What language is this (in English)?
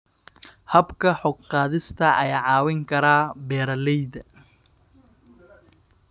Somali